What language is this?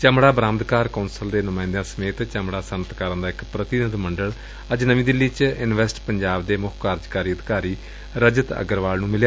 Punjabi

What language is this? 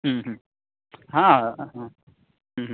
Sanskrit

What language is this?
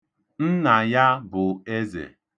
Igbo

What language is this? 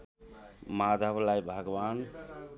Nepali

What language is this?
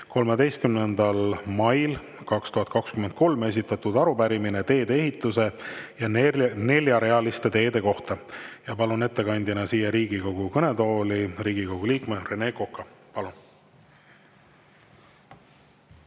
Estonian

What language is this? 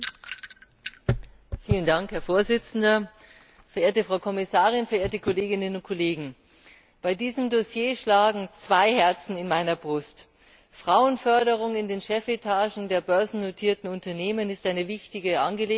German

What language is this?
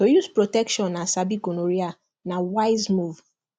Nigerian Pidgin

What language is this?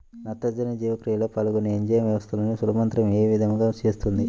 Telugu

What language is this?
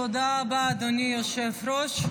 Hebrew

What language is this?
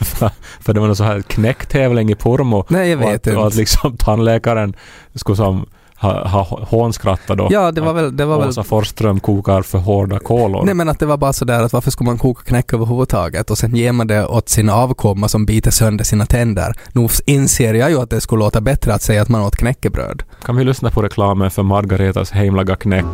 Swedish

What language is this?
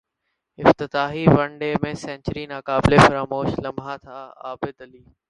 Urdu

